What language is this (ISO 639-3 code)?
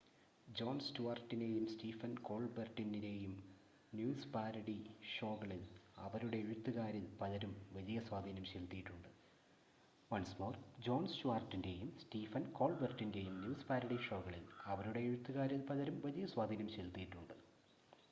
mal